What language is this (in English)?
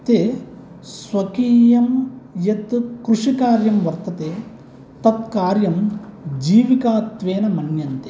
Sanskrit